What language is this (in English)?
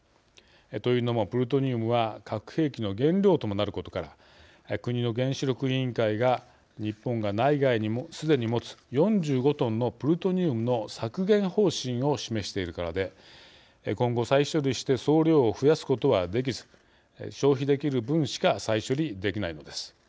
Japanese